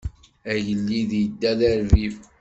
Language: Kabyle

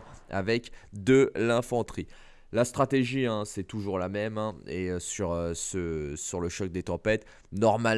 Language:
French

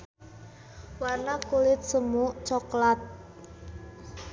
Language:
Sundanese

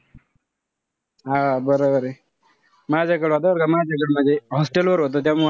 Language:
Marathi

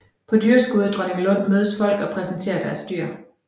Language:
Danish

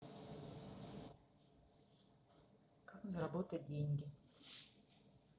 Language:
Russian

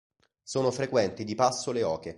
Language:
Italian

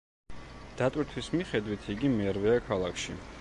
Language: Georgian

